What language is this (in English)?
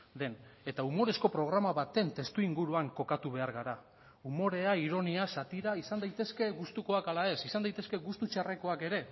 Basque